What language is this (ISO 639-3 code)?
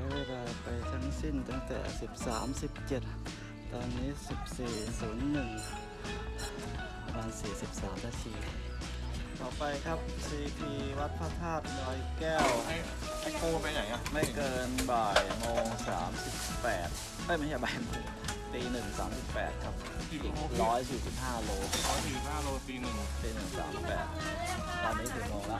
tha